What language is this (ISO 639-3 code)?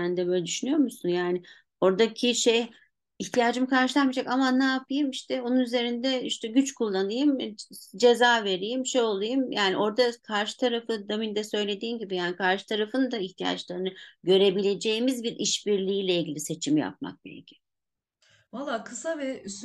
tur